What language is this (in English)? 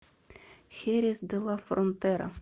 Russian